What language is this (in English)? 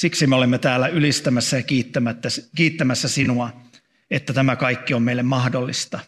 Finnish